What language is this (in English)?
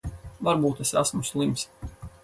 Latvian